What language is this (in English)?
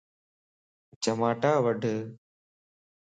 Lasi